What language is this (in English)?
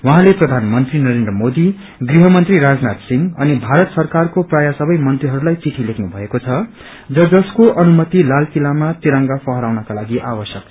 Nepali